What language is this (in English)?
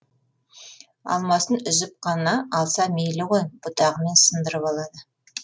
Kazakh